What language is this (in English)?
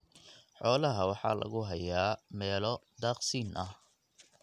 Somali